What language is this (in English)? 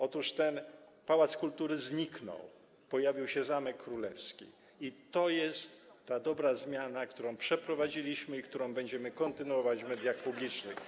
Polish